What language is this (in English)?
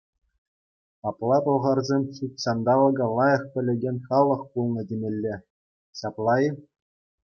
Chuvash